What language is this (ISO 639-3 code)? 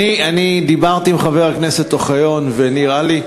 heb